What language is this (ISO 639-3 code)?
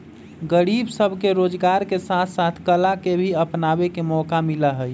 mag